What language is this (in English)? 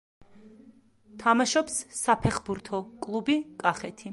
Georgian